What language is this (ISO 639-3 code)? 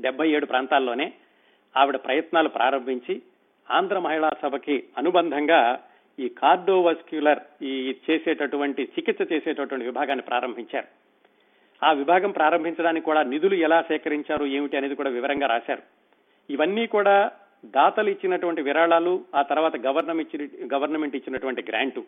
tel